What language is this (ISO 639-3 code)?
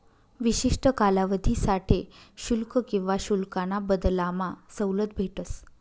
mar